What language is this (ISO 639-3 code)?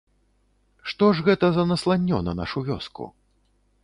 bel